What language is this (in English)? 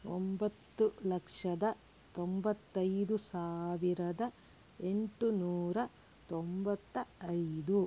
Kannada